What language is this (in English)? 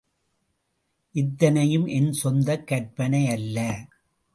Tamil